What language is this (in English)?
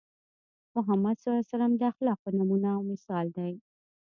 Pashto